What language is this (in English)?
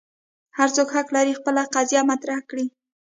Pashto